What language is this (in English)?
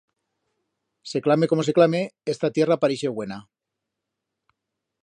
Aragonese